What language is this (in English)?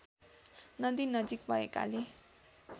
Nepali